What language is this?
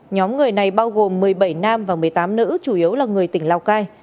Vietnamese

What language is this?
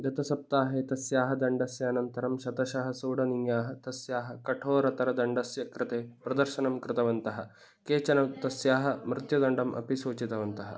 Sanskrit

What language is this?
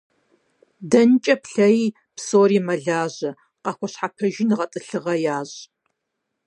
Kabardian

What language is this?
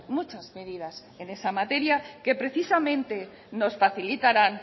Spanish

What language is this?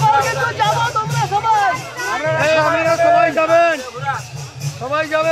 Arabic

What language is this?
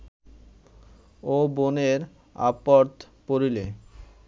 Bangla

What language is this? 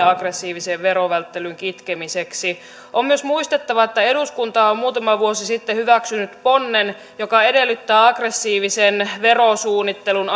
Finnish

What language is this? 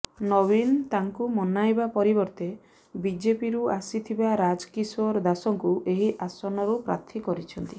Odia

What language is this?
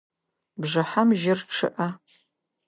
Adyghe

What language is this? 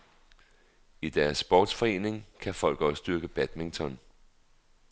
Danish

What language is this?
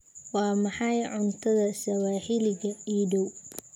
Somali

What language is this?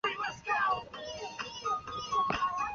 Chinese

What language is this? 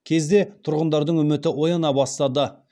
Kazakh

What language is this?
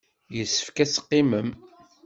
Kabyle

